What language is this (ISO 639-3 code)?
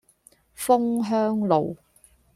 yue